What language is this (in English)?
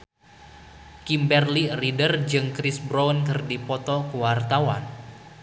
Sundanese